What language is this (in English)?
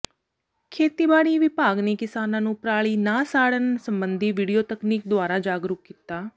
Punjabi